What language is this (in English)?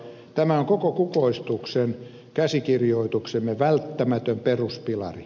Finnish